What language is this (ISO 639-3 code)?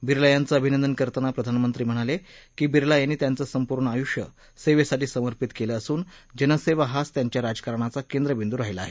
mar